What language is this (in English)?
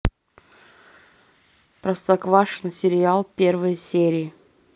Russian